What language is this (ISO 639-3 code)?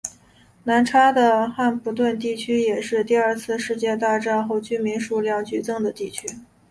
zho